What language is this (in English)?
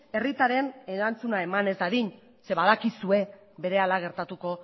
Basque